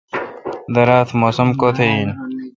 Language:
Kalkoti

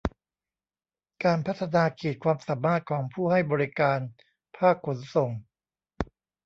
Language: Thai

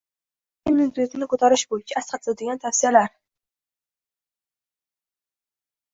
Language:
Uzbek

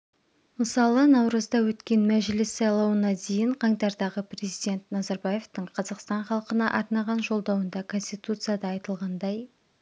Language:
Kazakh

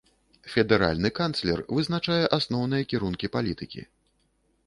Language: Belarusian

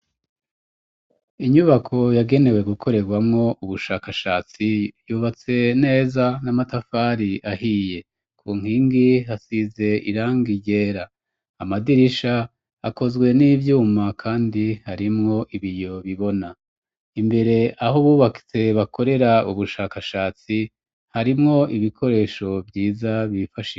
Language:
Rundi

